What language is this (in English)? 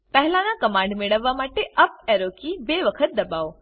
Gujarati